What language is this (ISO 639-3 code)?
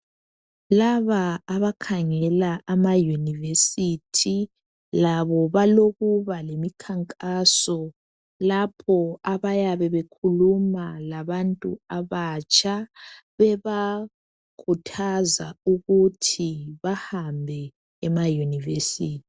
nde